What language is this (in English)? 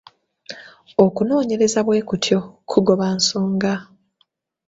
Ganda